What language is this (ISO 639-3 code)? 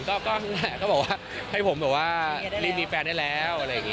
tha